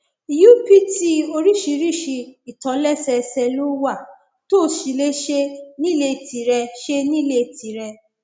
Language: Yoruba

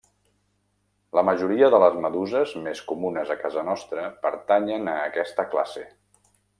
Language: Catalan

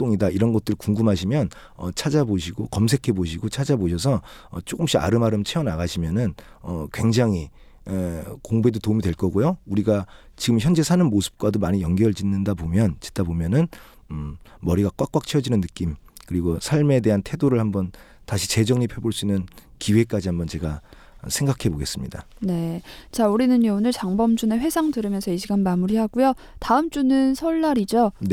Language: Korean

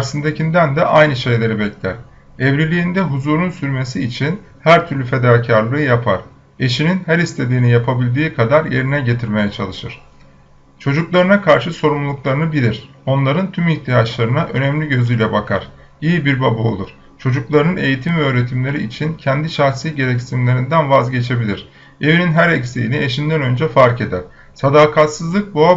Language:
Turkish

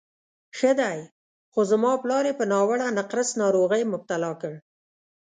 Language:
Pashto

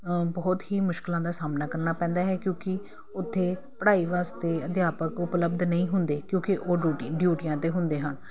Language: Punjabi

